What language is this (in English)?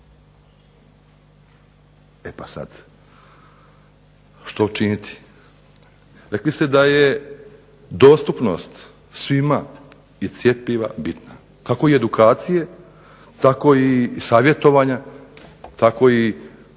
Croatian